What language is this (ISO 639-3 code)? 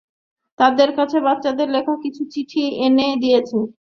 ben